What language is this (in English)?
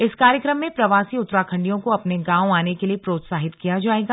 Hindi